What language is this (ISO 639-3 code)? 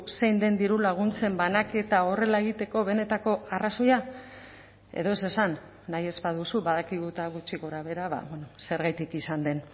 eus